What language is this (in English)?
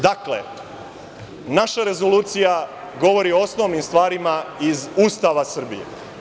Serbian